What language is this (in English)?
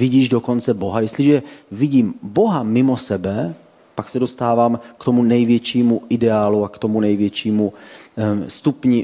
Czech